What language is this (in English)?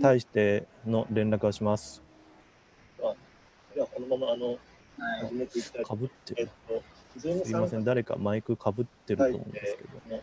Japanese